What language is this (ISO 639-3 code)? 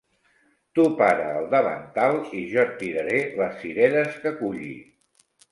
cat